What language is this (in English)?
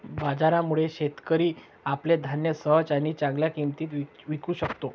Marathi